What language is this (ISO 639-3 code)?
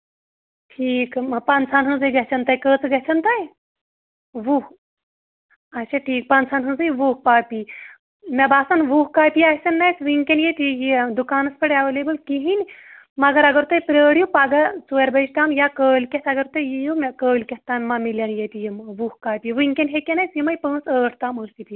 kas